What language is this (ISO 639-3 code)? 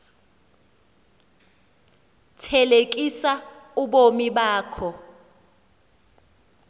xho